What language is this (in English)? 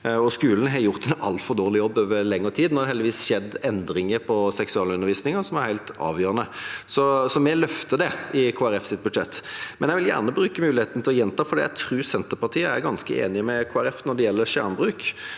Norwegian